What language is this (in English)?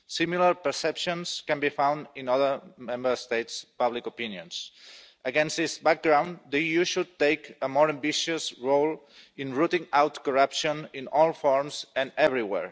English